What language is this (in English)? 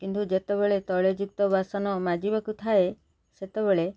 Odia